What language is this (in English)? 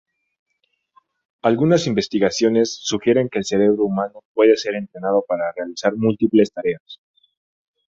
Spanish